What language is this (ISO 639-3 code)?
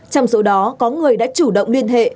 vie